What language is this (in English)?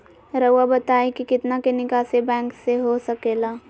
Magahi